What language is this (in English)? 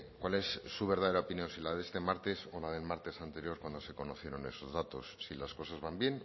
Spanish